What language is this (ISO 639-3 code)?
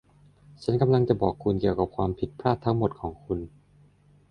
tha